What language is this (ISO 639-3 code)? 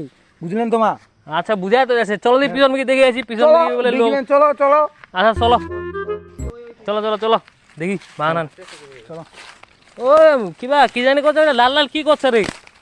ind